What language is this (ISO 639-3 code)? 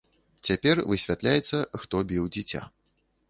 bel